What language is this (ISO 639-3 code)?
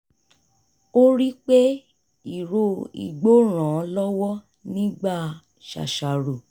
yor